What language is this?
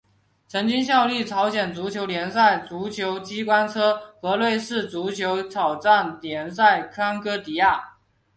Chinese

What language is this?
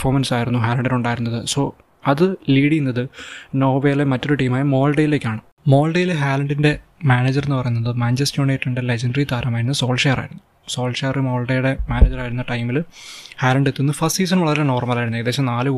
Malayalam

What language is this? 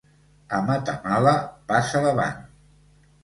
Catalan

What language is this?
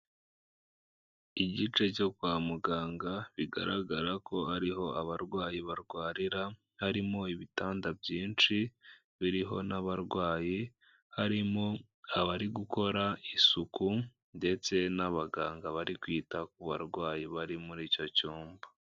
Kinyarwanda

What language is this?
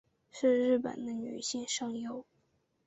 Chinese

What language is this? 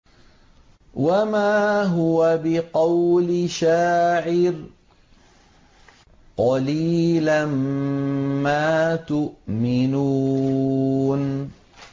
Arabic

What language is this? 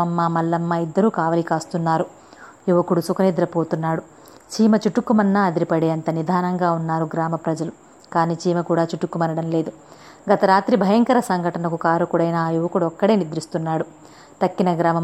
Telugu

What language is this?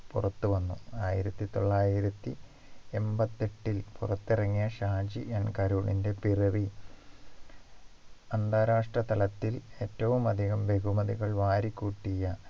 Malayalam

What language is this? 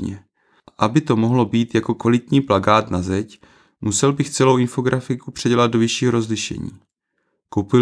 Czech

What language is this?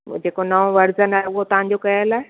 Sindhi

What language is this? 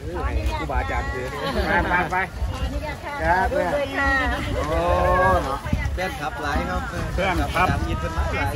Thai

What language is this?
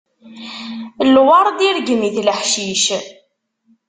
Kabyle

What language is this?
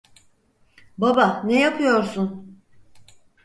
Turkish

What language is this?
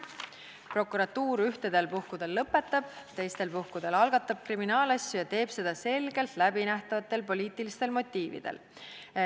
Estonian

